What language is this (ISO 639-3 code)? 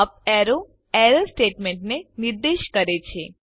guj